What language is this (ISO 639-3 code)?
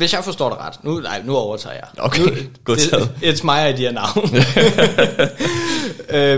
dan